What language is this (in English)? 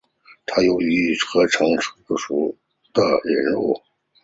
Chinese